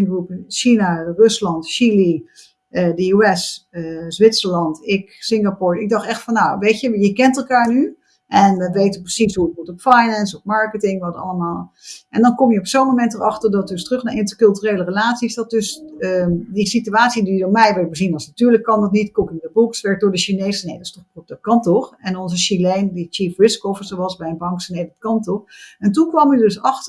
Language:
Dutch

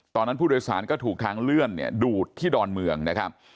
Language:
Thai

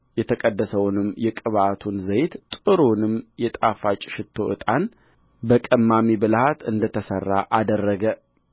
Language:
Amharic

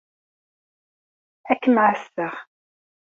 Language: Kabyle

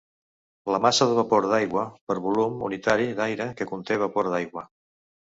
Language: Catalan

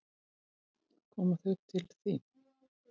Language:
Icelandic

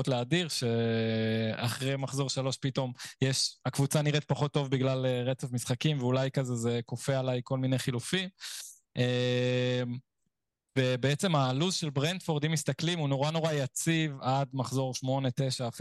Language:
Hebrew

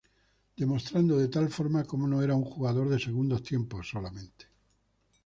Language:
Spanish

